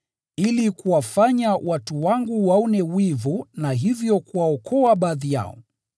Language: Swahili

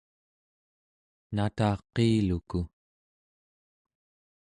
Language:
Central Yupik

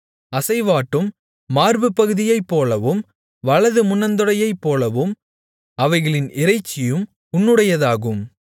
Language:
Tamil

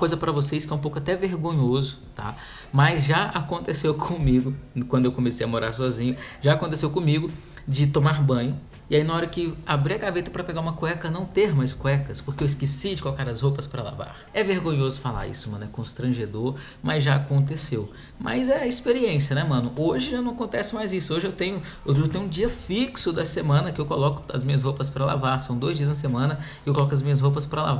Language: Portuguese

